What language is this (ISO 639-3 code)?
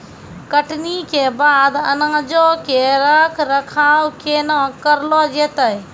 mai